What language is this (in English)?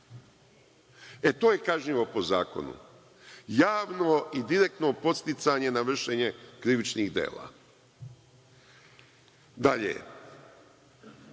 Serbian